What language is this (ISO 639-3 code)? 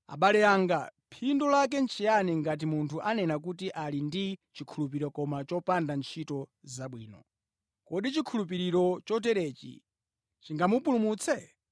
nya